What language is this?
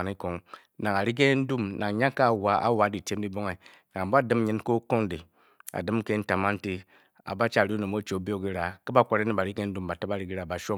Bokyi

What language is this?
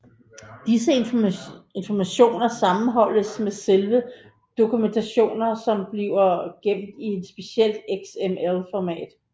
Danish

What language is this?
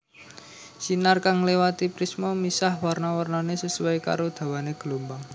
Javanese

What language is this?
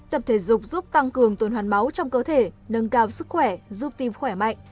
Vietnamese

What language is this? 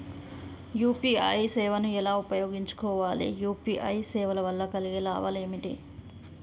Telugu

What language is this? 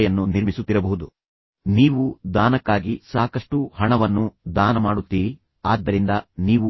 Kannada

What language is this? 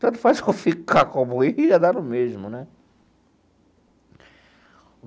Portuguese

